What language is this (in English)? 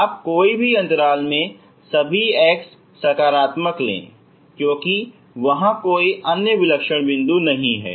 Hindi